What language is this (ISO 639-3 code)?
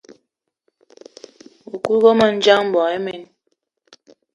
eto